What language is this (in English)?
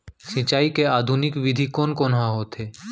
Chhattisgarhi